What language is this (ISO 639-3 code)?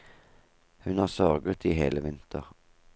nor